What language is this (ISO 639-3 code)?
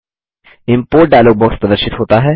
hin